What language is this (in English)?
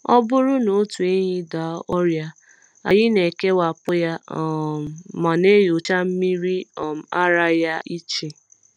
Igbo